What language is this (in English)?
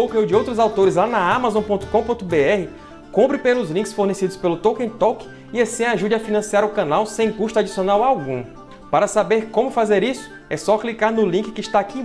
Portuguese